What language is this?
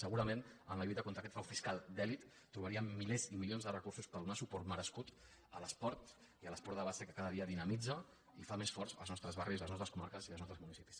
Catalan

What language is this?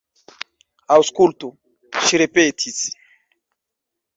Esperanto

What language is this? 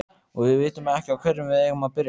Icelandic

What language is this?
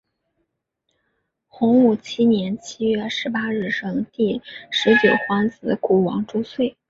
Chinese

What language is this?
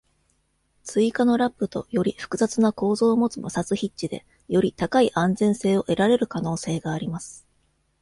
Japanese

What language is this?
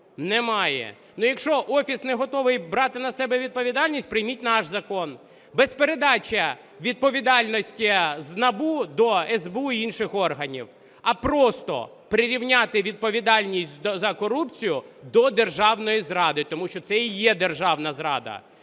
Ukrainian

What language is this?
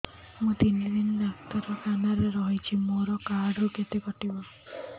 Odia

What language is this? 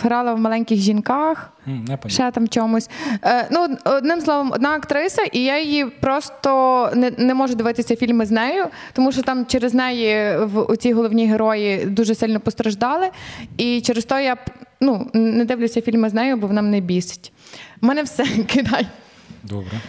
Ukrainian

